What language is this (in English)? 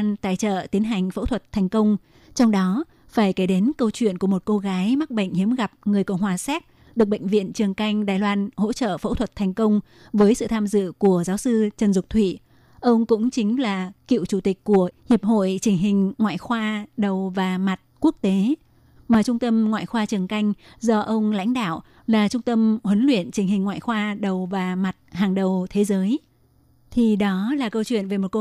Vietnamese